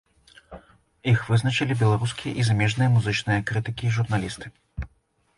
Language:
Belarusian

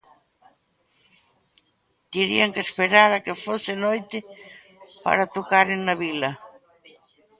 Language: Galician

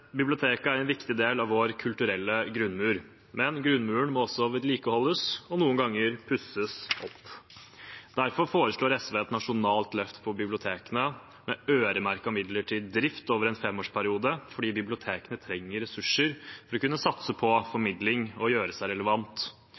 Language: Norwegian Bokmål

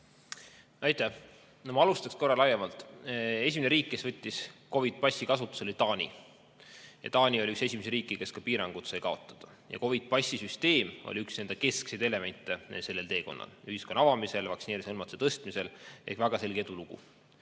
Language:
Estonian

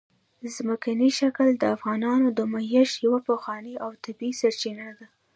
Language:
Pashto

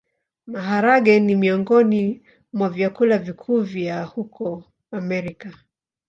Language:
Swahili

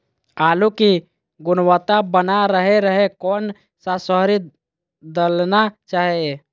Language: Magahi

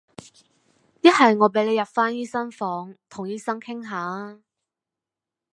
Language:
Cantonese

